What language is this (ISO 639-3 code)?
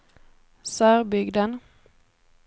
swe